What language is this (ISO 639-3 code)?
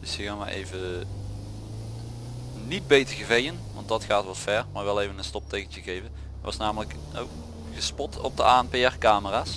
nld